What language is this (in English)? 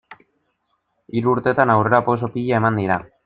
Basque